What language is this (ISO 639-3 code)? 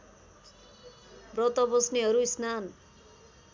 nep